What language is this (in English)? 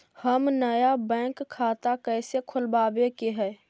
Magahi